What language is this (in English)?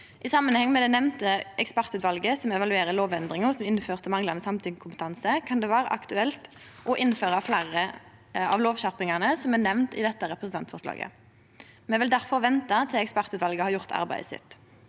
Norwegian